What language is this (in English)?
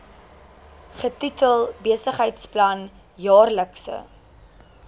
Afrikaans